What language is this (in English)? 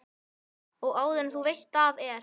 Icelandic